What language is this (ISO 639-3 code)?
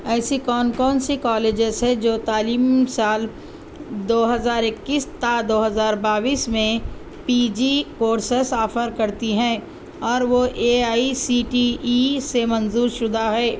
urd